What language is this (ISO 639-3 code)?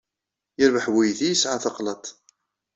kab